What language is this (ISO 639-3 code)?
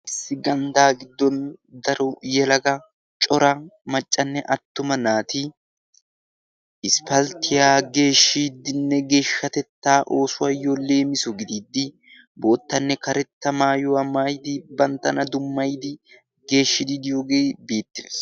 wal